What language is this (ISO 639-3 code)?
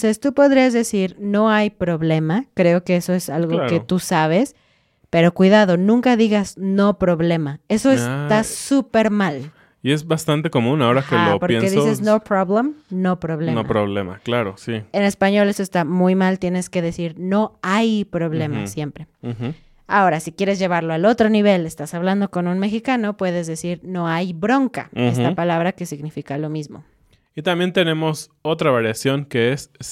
spa